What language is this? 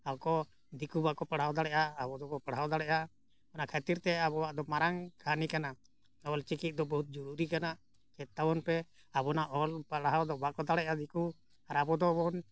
Santali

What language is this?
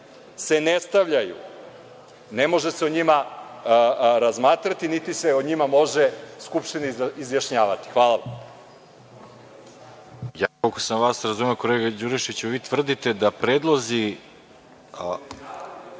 Serbian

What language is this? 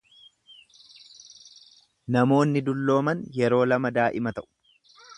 Oromo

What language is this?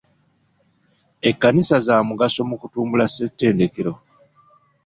Ganda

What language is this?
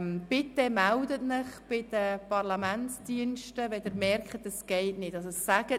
Swiss German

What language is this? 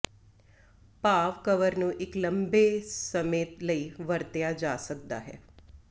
Punjabi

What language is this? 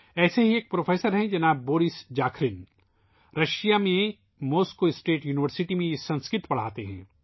Urdu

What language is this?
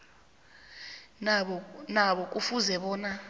South Ndebele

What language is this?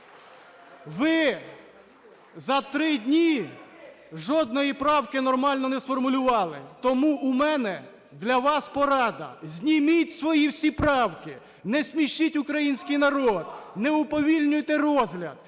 Ukrainian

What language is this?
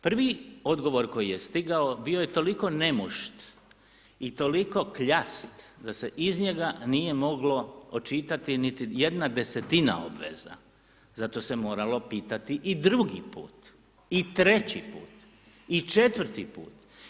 Croatian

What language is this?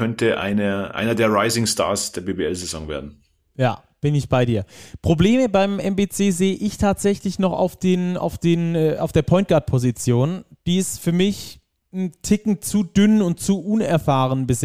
German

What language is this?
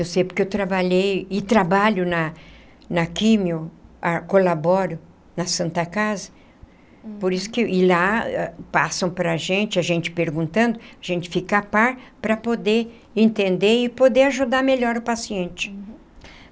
Portuguese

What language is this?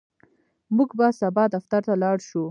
Pashto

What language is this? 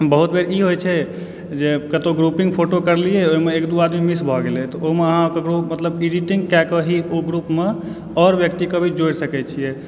Maithili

